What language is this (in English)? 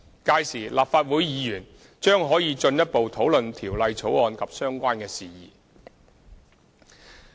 Cantonese